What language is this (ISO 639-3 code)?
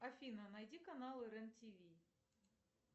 rus